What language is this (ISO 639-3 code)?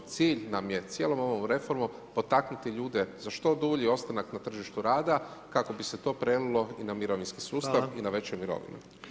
hrv